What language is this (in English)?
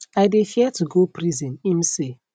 Nigerian Pidgin